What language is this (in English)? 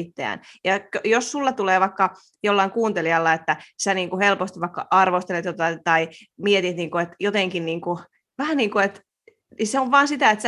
Finnish